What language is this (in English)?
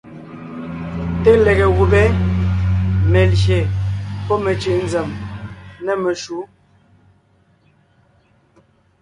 Ngiemboon